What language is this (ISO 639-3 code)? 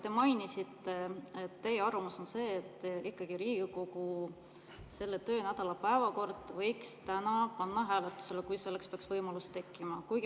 est